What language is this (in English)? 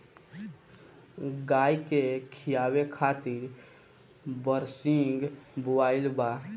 Bhojpuri